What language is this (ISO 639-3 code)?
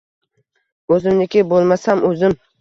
uzb